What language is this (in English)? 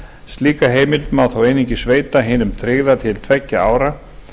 Icelandic